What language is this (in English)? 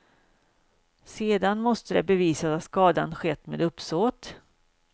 Swedish